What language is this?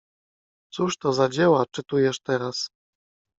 Polish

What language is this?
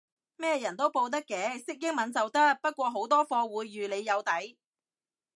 Cantonese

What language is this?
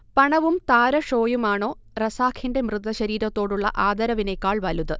Malayalam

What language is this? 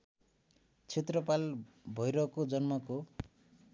Nepali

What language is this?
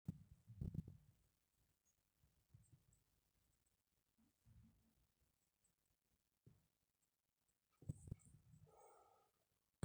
Masai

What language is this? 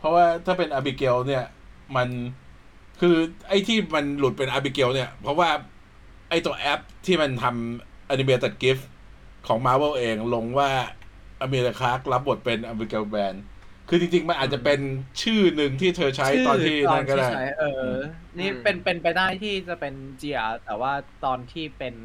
Thai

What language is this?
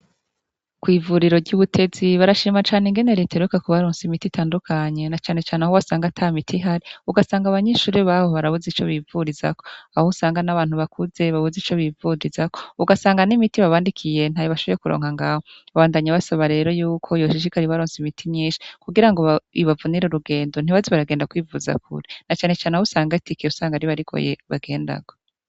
Rundi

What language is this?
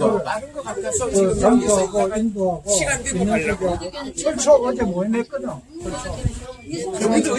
Korean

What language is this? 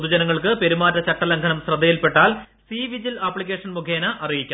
Malayalam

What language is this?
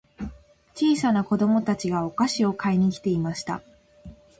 Japanese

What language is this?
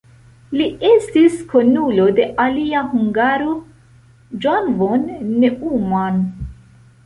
Esperanto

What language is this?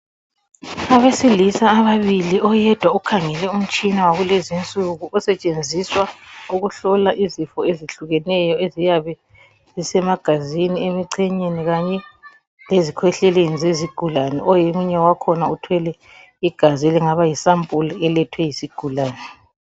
North Ndebele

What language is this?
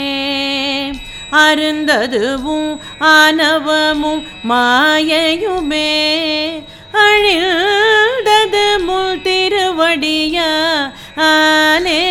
Tamil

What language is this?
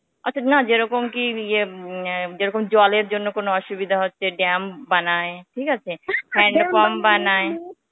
Bangla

